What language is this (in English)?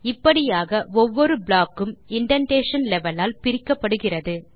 Tamil